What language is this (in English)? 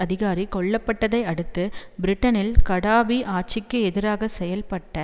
Tamil